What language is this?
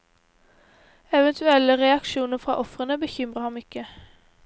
Norwegian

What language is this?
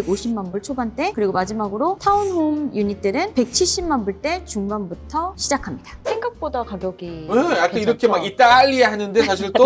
Korean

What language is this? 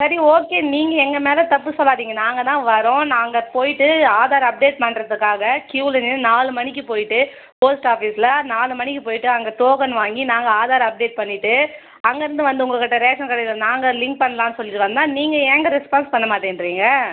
Tamil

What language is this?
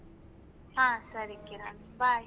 Kannada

